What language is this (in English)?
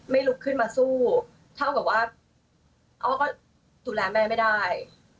Thai